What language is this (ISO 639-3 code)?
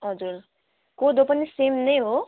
nep